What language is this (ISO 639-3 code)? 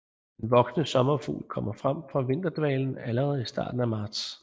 dan